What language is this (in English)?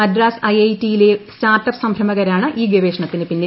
Malayalam